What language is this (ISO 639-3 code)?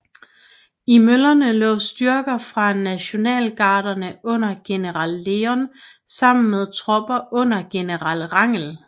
dan